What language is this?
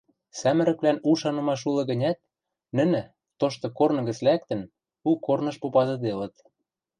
Western Mari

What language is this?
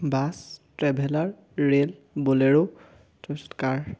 Assamese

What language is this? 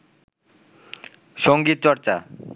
Bangla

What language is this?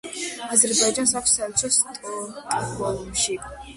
Georgian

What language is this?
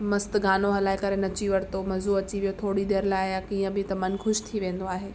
Sindhi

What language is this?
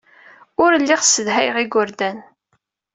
Kabyle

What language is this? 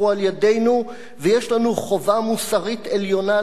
Hebrew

